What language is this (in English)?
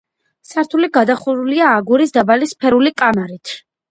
Georgian